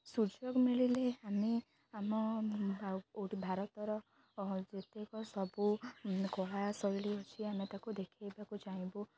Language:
Odia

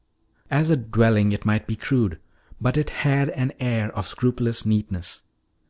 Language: English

